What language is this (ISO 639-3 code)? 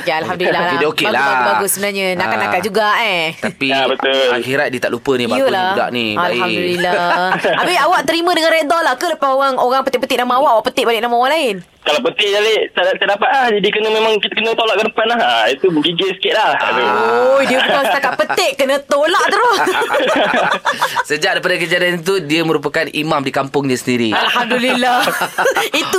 msa